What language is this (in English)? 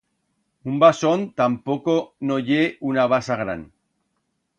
Aragonese